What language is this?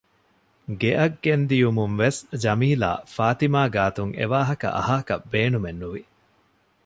Divehi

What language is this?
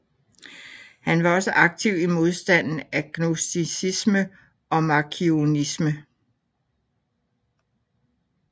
Danish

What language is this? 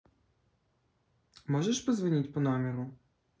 Russian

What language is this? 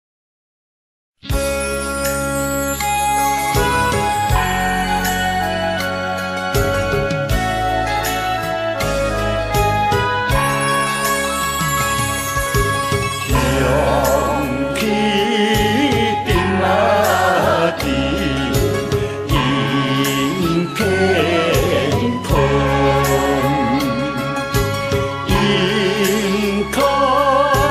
Arabic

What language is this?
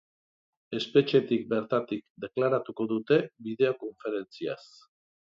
Basque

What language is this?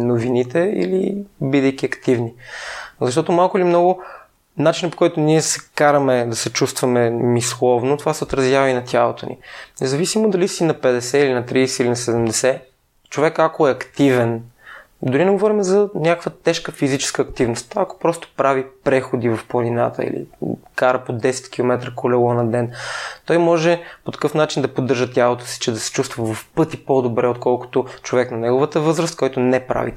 Bulgarian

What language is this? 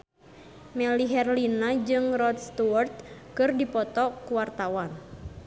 Sundanese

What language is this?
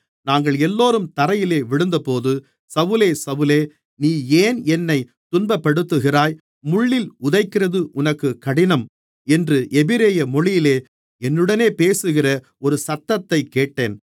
Tamil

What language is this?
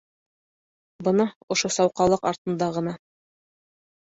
Bashkir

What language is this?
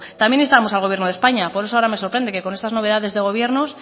Spanish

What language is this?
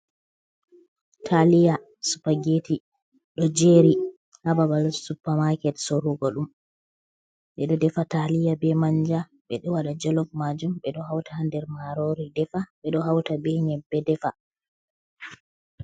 Fula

